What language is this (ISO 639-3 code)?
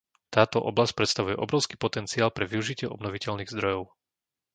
slk